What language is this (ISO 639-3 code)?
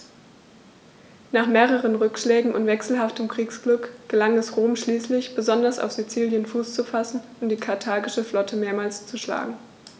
deu